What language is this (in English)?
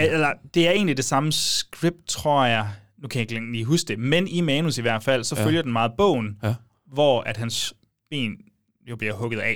Danish